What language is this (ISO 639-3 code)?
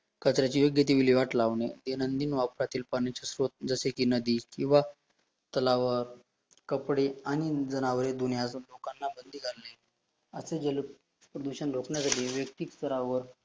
mar